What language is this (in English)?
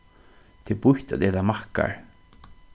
Faroese